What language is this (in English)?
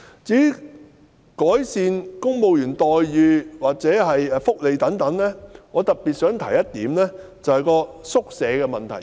Cantonese